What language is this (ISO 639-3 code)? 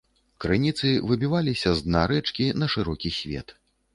bel